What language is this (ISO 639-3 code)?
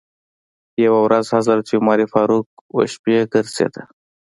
pus